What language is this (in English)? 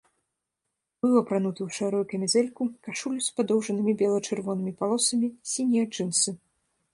Belarusian